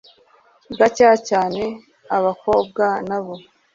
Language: Kinyarwanda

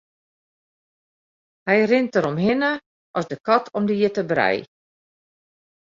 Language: Western Frisian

